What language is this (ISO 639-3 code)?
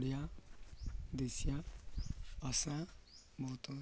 ori